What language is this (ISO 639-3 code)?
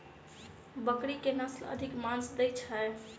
mai